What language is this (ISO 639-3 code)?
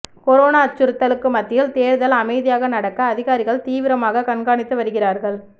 tam